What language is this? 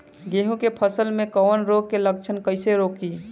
Bhojpuri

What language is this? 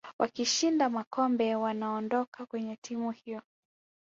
Swahili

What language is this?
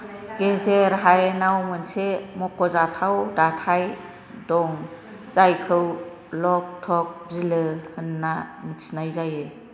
Bodo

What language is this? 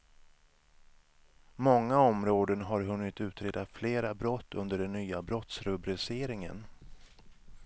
Swedish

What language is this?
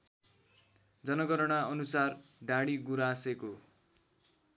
Nepali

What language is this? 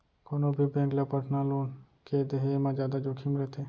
Chhattisgarhi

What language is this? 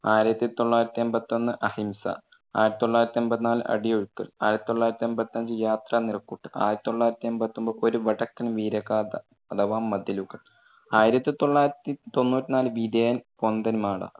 Malayalam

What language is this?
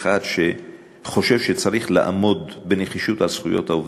Hebrew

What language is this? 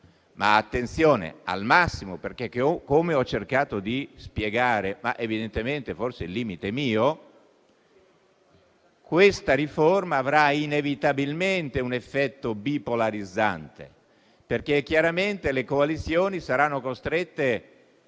Italian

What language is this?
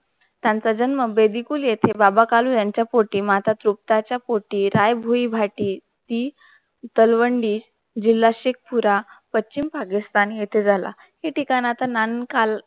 Marathi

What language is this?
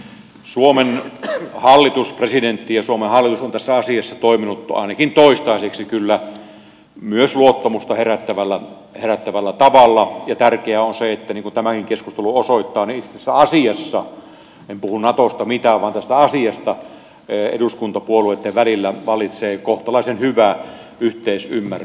Finnish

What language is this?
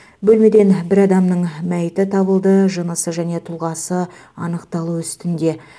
Kazakh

